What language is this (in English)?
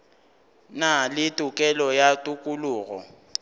Northern Sotho